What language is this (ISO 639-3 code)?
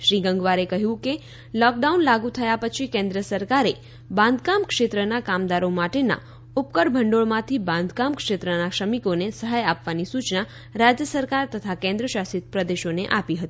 guj